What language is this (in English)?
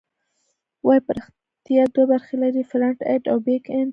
Pashto